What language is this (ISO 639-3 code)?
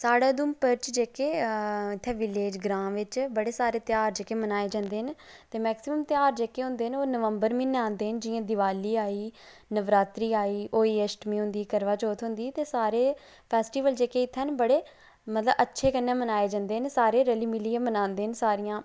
doi